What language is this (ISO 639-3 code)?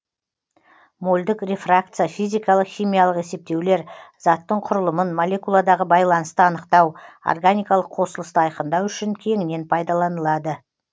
kaz